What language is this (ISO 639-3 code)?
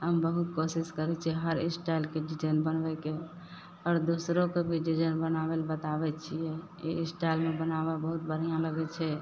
mai